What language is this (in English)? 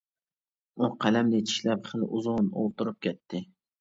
Uyghur